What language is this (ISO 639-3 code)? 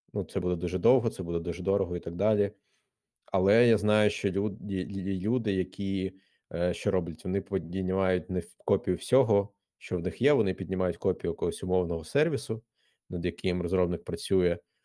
ukr